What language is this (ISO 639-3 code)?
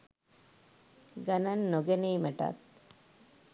sin